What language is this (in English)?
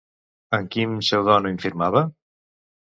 Catalan